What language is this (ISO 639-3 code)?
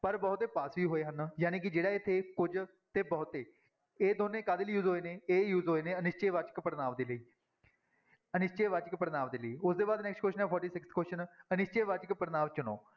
pan